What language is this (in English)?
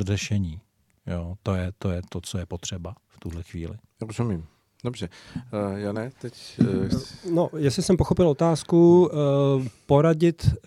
Czech